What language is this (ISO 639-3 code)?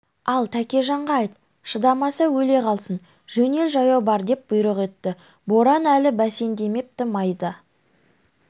kaz